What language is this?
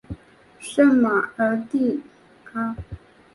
Chinese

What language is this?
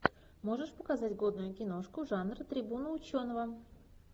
Russian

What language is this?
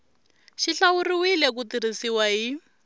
Tsonga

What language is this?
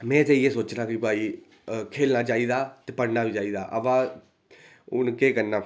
Dogri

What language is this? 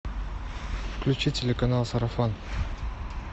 Russian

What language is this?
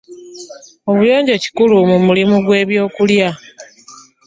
Ganda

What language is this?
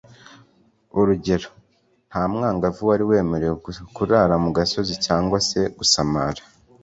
Kinyarwanda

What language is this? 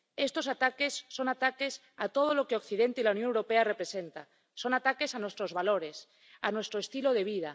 Spanish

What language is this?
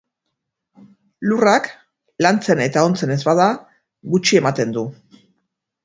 Basque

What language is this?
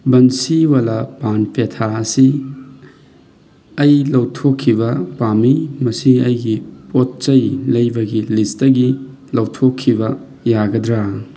Manipuri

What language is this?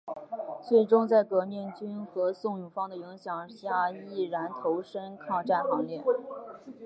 Chinese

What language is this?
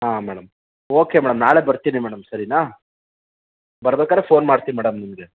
Kannada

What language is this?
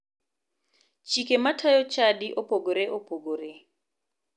Luo (Kenya and Tanzania)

